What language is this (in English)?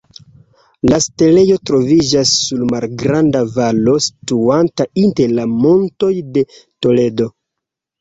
Esperanto